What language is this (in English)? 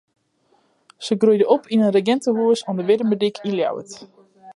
Western Frisian